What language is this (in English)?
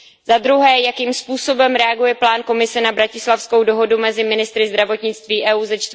Czech